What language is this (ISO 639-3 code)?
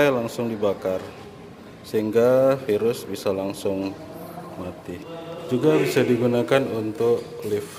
ind